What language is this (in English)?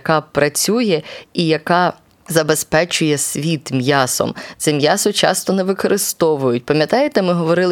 Ukrainian